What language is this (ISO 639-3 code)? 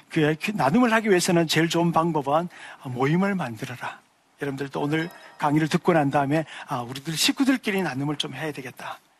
kor